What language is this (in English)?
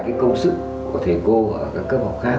Vietnamese